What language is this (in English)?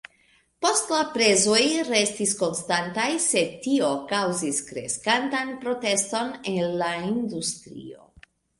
Esperanto